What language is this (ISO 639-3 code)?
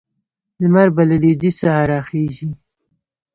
pus